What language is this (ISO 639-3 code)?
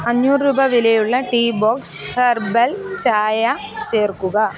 mal